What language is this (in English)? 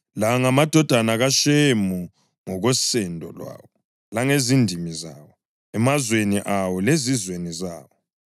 North Ndebele